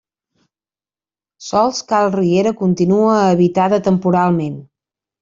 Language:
Catalan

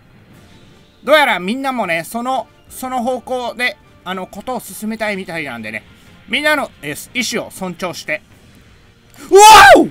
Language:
Japanese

